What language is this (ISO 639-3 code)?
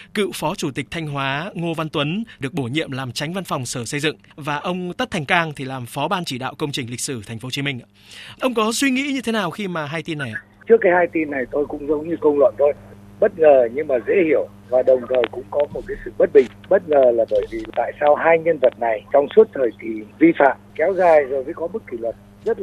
vie